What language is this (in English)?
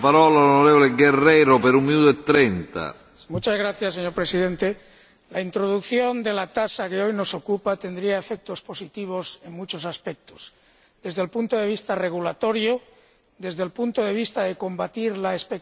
Spanish